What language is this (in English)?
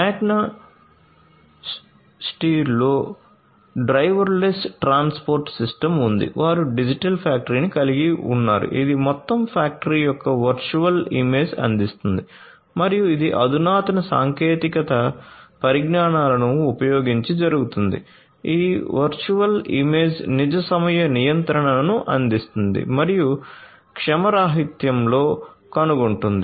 Telugu